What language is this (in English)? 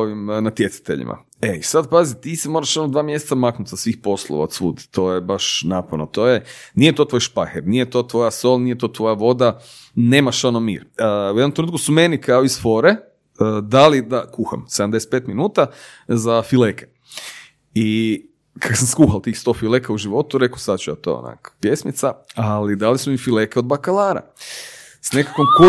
Croatian